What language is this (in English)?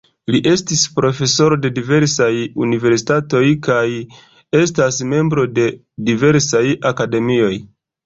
Esperanto